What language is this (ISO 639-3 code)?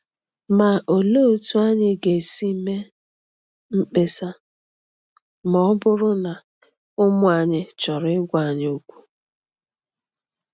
ibo